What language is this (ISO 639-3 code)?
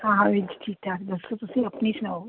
pan